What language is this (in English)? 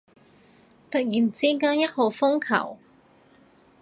Cantonese